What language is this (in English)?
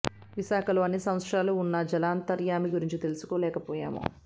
Telugu